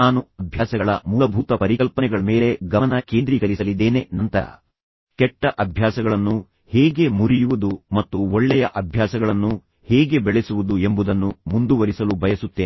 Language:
Kannada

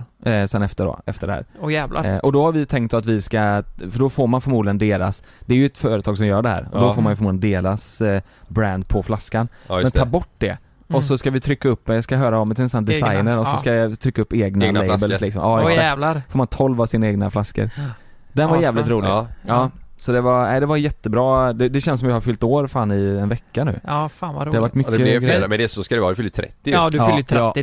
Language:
Swedish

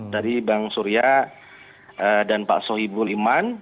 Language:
Indonesian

